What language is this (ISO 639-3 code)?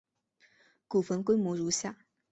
zho